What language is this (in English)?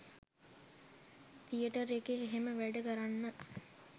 Sinhala